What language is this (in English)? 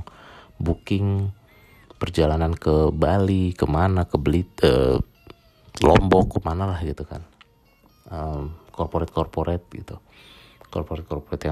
Indonesian